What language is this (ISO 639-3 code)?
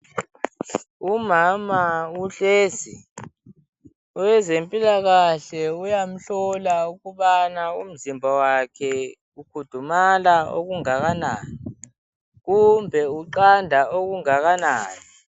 nde